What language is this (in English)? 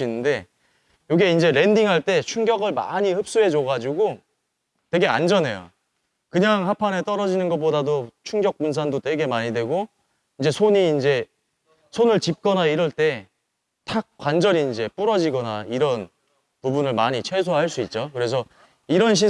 Korean